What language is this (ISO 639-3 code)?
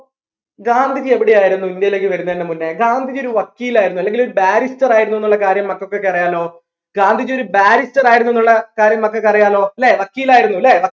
mal